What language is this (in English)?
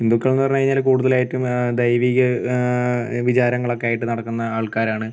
Malayalam